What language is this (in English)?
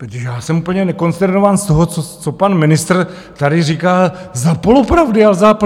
Czech